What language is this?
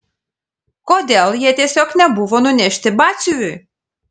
Lithuanian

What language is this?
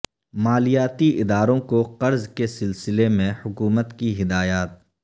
Urdu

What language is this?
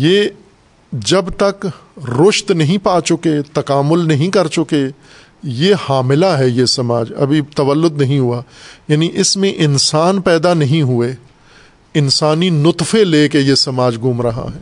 Urdu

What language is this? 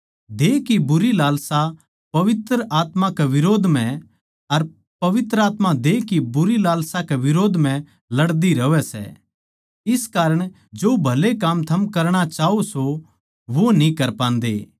Haryanvi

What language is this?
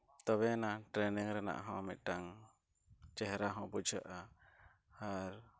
Santali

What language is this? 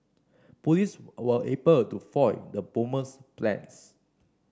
English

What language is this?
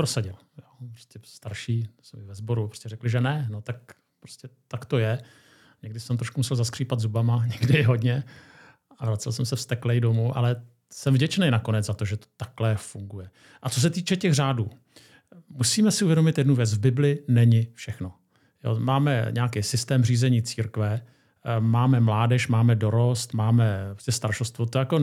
Czech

